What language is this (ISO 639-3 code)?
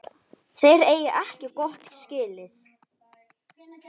isl